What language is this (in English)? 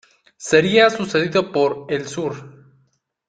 Spanish